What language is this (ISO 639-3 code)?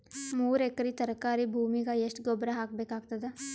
kan